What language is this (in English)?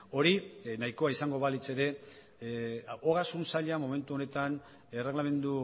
Basque